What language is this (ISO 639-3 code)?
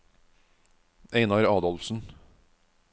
nor